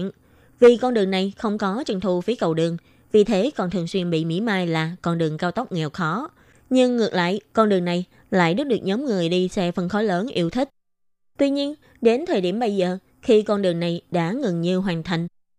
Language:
Vietnamese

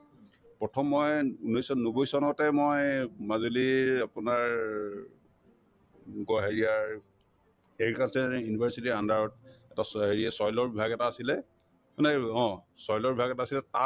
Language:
Assamese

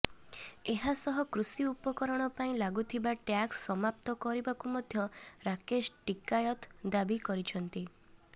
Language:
Odia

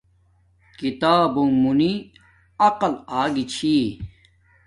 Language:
Domaaki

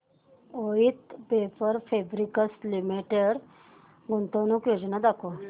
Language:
Marathi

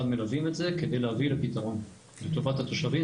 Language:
Hebrew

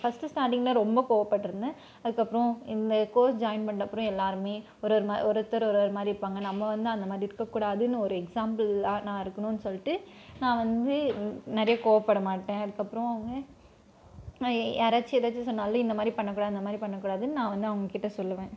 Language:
Tamil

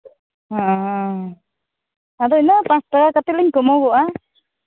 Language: Santali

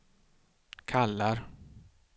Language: Swedish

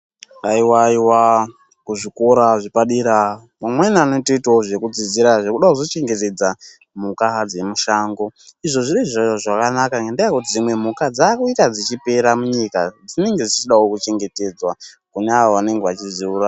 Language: Ndau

